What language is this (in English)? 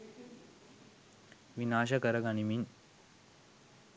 Sinhala